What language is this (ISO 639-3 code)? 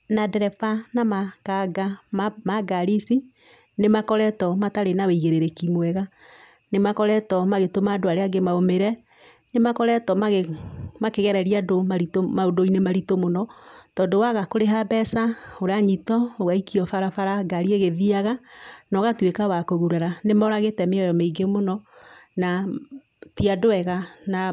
kik